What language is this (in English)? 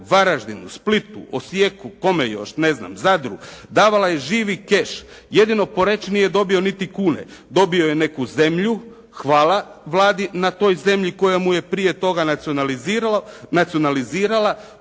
Croatian